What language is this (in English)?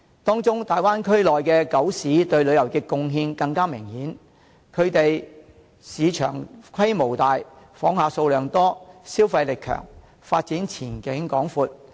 Cantonese